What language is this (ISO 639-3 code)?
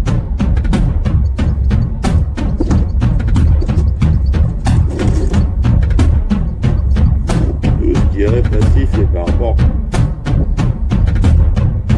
fra